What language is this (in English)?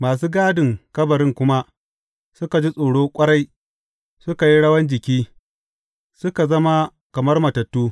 Hausa